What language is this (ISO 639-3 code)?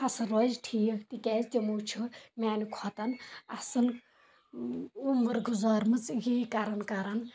kas